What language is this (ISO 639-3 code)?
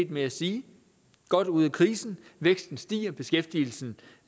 dan